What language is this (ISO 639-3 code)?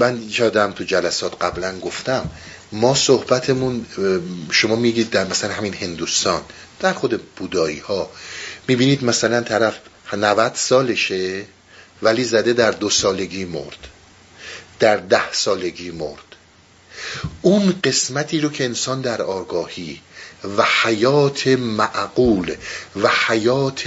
fas